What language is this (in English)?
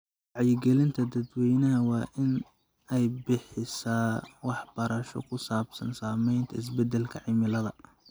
Somali